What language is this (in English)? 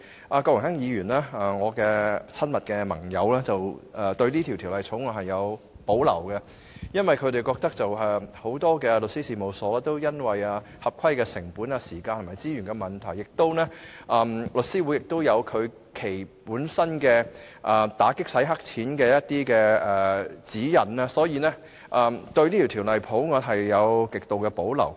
Cantonese